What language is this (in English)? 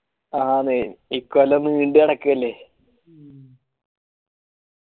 Malayalam